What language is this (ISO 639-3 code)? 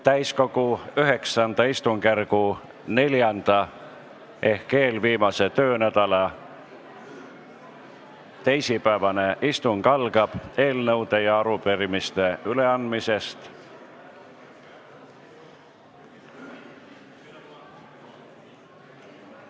est